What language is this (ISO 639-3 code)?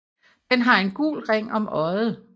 dan